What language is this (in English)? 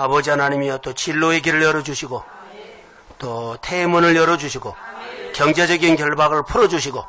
Korean